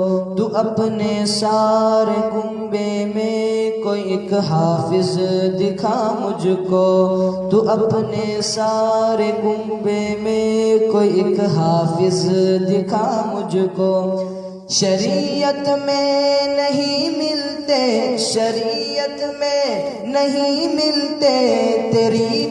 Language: Urdu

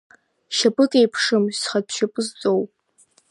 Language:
Abkhazian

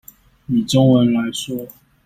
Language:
Chinese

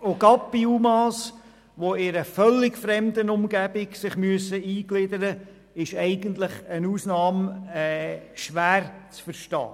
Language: Swiss German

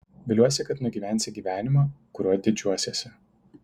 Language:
Lithuanian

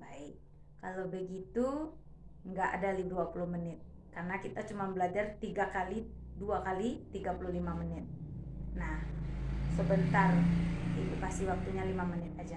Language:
Indonesian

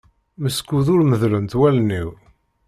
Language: Kabyle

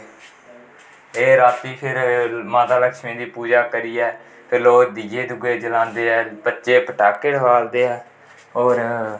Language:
Dogri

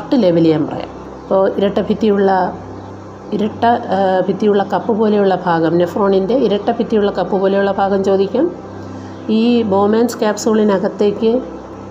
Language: Malayalam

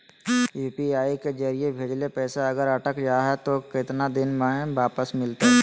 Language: Magahi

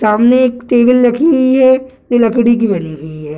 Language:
Hindi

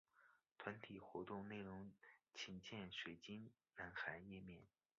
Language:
Chinese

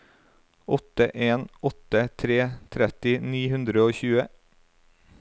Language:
Norwegian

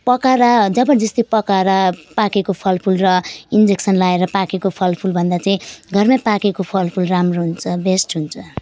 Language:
Nepali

